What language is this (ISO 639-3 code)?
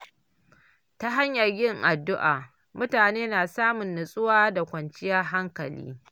hau